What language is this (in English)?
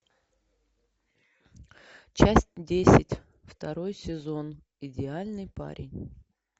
Russian